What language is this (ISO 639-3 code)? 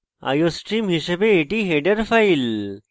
ben